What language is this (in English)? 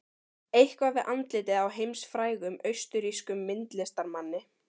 Icelandic